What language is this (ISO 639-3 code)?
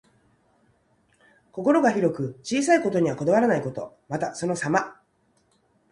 jpn